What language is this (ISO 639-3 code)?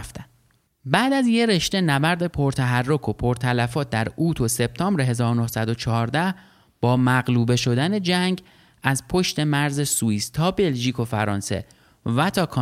fas